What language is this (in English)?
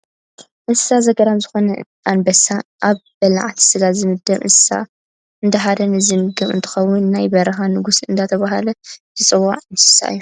Tigrinya